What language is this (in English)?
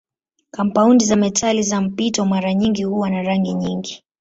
Swahili